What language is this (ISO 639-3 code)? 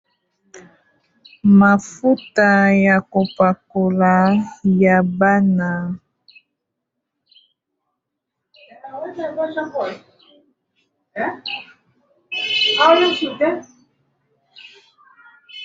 lin